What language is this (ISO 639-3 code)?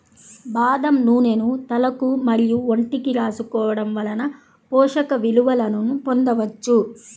tel